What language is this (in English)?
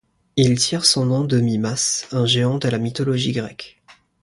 French